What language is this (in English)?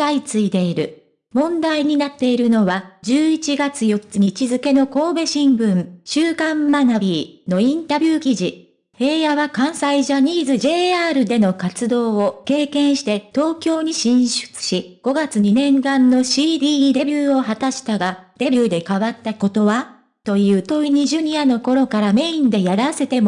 Japanese